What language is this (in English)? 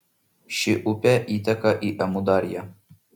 Lithuanian